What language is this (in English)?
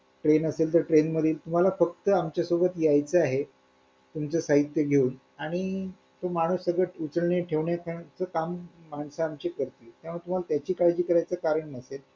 Marathi